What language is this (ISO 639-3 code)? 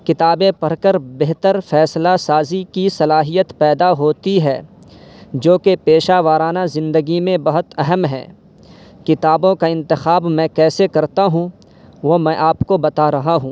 urd